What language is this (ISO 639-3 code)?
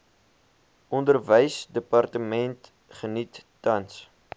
afr